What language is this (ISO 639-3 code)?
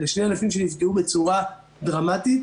heb